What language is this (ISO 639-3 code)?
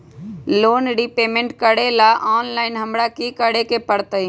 mag